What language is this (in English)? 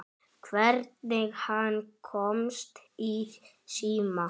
Icelandic